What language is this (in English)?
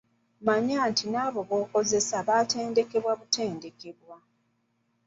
Ganda